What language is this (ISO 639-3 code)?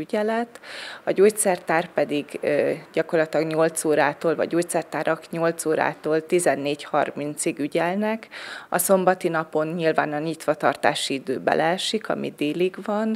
hun